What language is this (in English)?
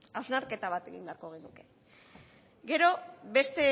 Basque